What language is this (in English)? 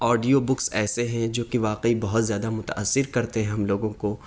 Urdu